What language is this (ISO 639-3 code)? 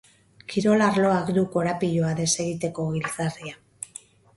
eus